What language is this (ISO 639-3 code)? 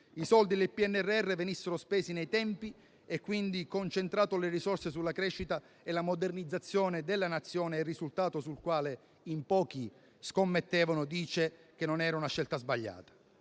ita